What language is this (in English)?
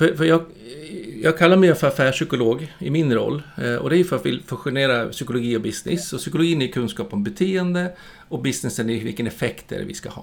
Swedish